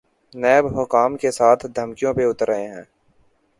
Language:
Urdu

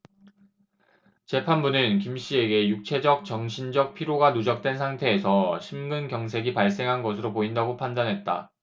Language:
Korean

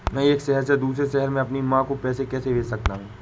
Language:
Hindi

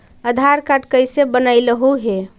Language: Magahi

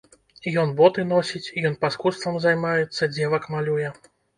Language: Belarusian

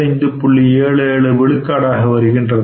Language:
Tamil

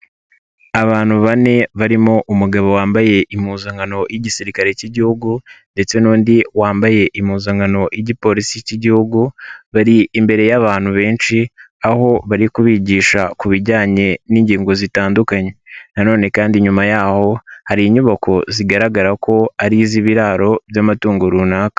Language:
Kinyarwanda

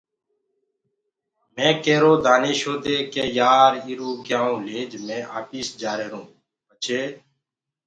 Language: Gurgula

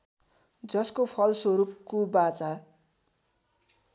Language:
Nepali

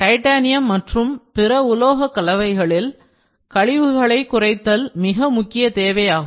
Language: Tamil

